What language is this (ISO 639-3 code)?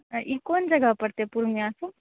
mai